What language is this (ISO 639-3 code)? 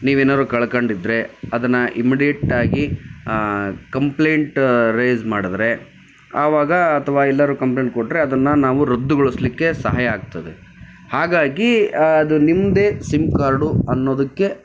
kan